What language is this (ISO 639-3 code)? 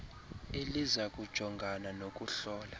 xho